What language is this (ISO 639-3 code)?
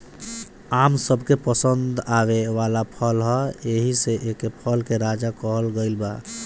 bho